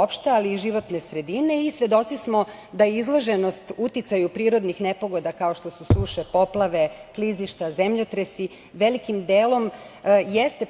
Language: Serbian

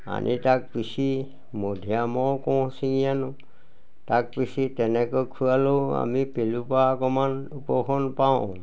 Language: Assamese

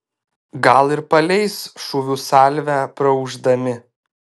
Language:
Lithuanian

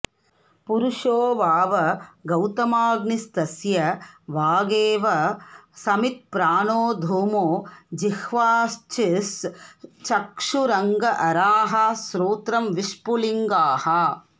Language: Sanskrit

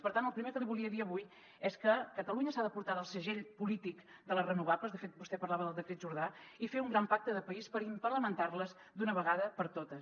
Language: Catalan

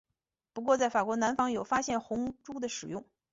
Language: Chinese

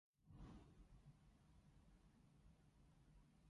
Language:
Cantonese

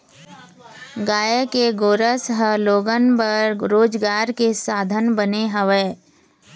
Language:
Chhattisgarhi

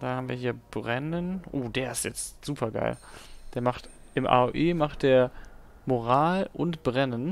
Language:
German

